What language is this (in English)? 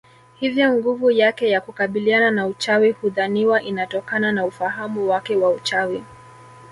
Swahili